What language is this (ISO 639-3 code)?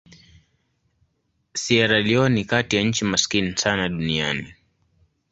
swa